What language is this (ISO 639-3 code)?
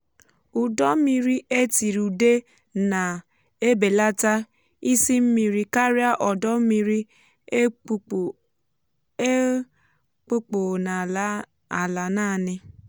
ibo